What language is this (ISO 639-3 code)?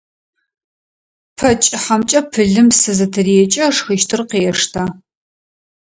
ady